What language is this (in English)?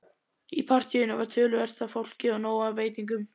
Icelandic